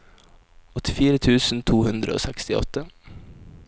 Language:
Norwegian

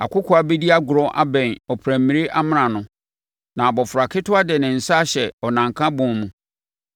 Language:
Akan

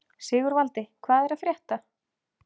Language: Icelandic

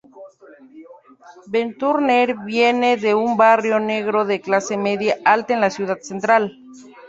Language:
Spanish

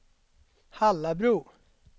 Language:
Swedish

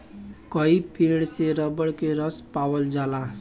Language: Bhojpuri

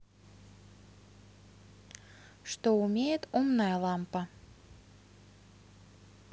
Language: Russian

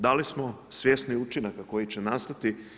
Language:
Croatian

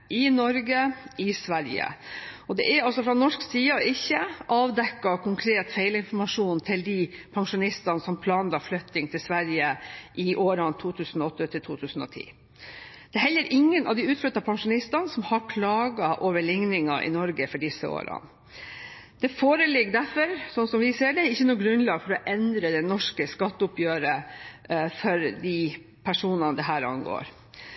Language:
Norwegian Bokmål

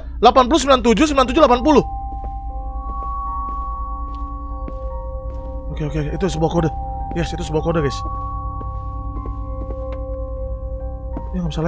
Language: Indonesian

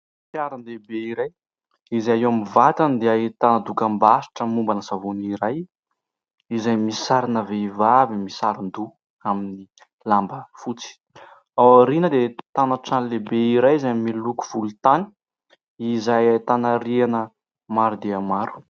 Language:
Malagasy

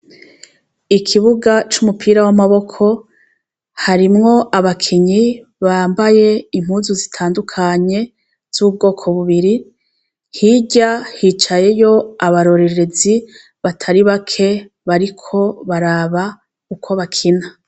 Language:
Rundi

